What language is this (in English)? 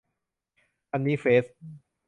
Thai